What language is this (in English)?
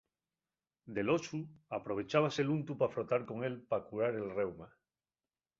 Asturian